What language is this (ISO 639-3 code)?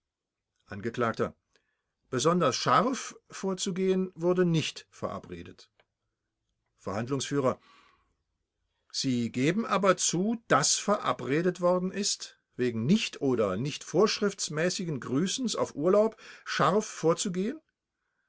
deu